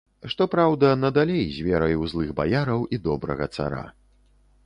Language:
Belarusian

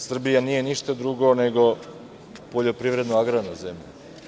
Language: Serbian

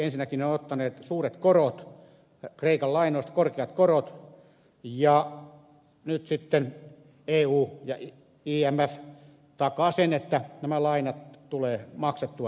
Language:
Finnish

